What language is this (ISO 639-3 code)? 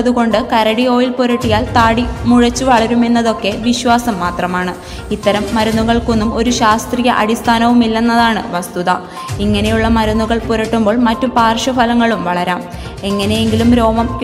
mal